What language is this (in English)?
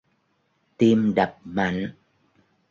Vietnamese